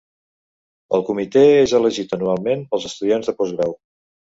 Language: Catalan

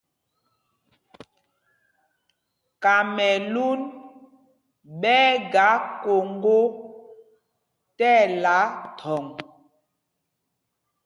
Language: Mpumpong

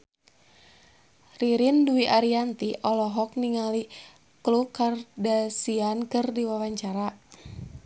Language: Sundanese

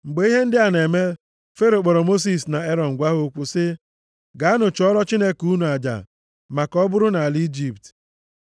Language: Igbo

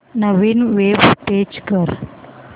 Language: Marathi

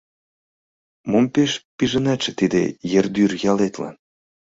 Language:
Mari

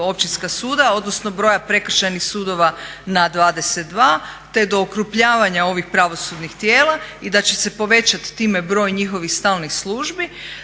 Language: Croatian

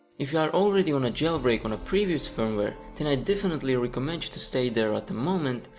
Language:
English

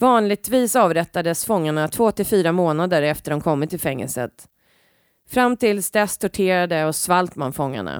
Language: Swedish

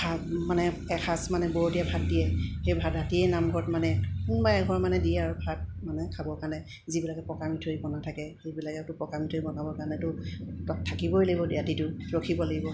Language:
Assamese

